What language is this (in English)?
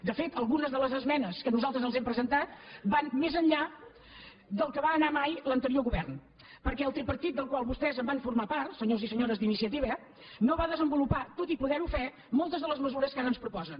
Catalan